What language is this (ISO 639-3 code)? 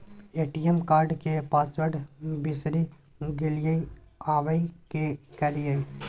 mai